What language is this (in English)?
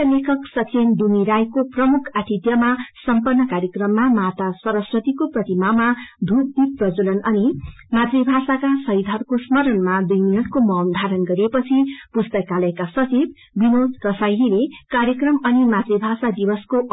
Nepali